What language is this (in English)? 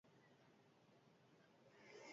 Basque